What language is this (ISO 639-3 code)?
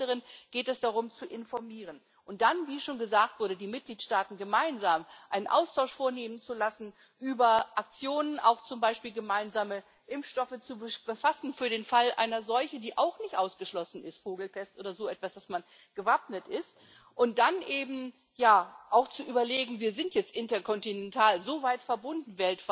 deu